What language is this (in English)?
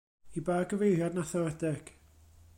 Welsh